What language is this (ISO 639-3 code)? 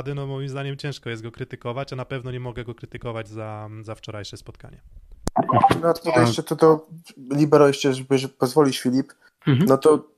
pol